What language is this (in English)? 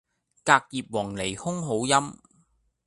Cantonese